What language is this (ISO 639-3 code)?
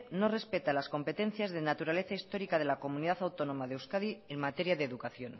spa